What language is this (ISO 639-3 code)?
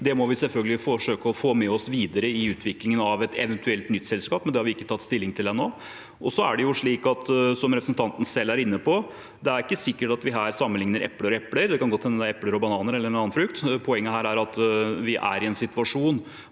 nor